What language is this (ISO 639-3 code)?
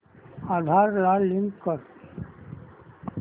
mar